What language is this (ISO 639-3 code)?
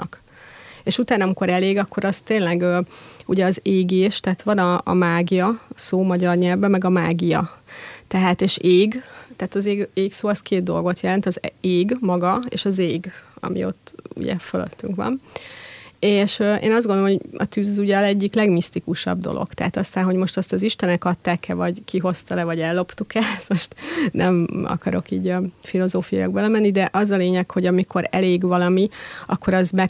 hun